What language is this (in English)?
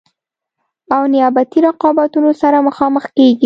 Pashto